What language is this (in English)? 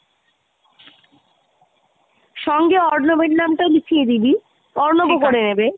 Bangla